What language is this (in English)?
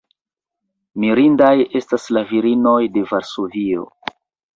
Esperanto